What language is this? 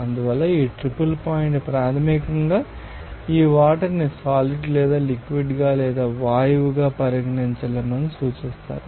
Telugu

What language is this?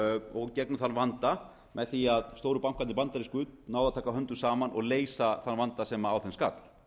Icelandic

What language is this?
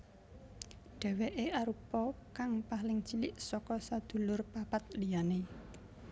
Javanese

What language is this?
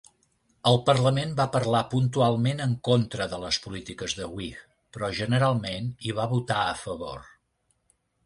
Catalan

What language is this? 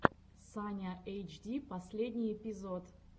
Russian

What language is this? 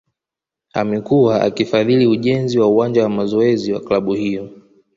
Swahili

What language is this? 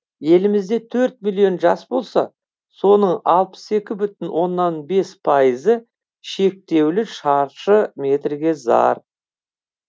Kazakh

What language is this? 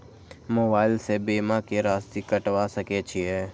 Maithili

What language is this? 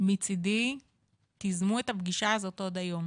Hebrew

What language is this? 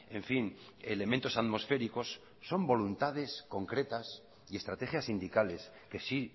Spanish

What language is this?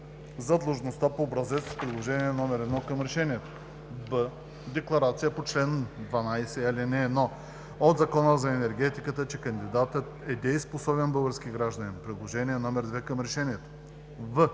Bulgarian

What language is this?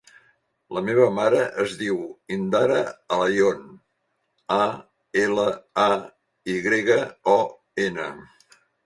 Catalan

